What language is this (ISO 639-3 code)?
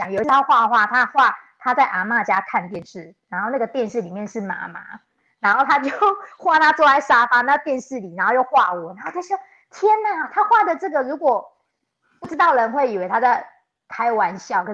zho